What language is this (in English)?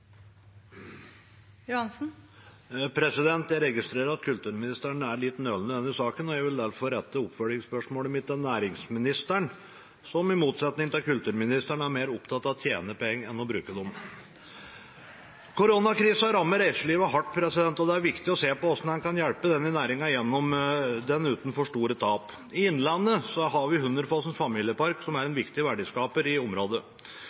Norwegian Bokmål